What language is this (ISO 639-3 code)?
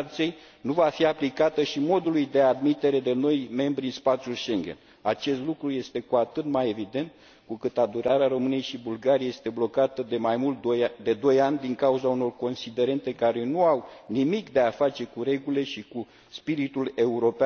ron